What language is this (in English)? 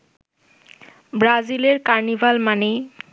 Bangla